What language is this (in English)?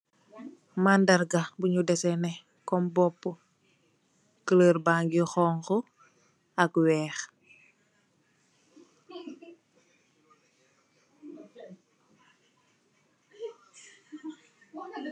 Wolof